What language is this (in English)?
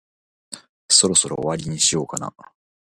Japanese